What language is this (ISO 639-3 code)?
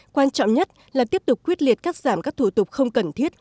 vie